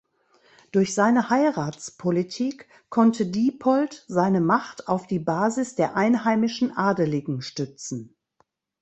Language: German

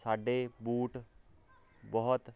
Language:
Punjabi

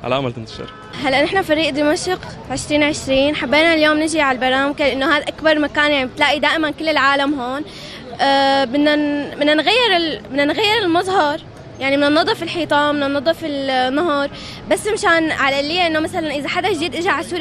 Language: Arabic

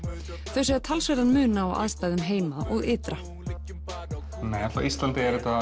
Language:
Icelandic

